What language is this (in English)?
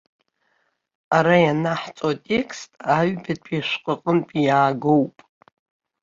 Abkhazian